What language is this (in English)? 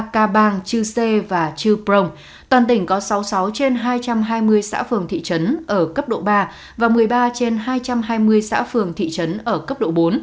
Vietnamese